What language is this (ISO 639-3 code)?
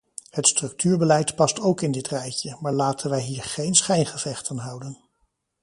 nld